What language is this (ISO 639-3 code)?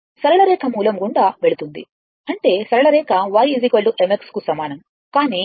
tel